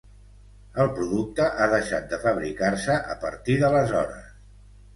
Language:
Catalan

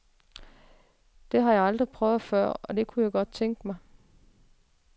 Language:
Danish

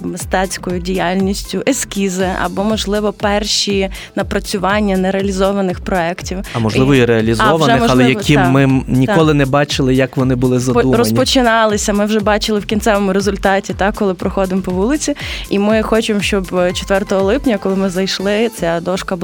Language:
Ukrainian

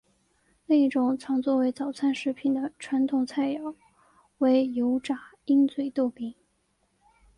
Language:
Chinese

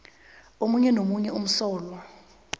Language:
South Ndebele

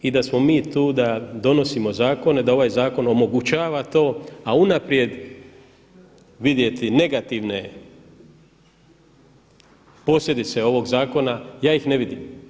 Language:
Croatian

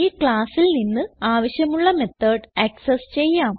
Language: Malayalam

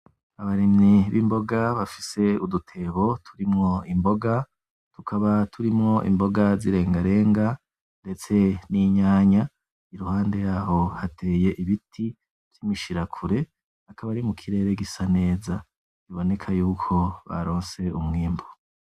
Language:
Rundi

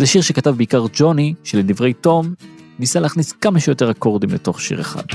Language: Hebrew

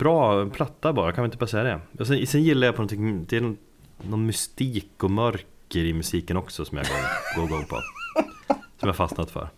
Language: Swedish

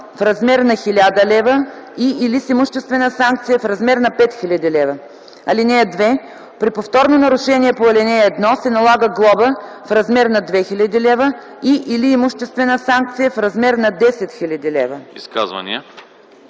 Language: Bulgarian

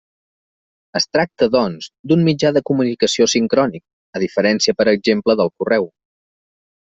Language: Catalan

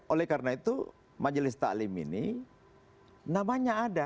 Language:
Indonesian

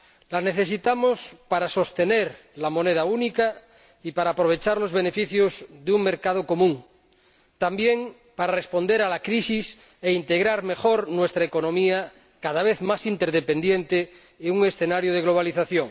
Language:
Spanish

